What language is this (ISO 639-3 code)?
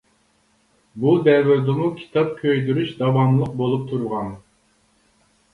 uig